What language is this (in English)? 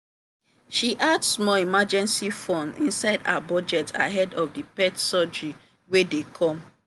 Nigerian Pidgin